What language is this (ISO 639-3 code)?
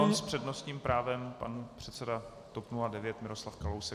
ces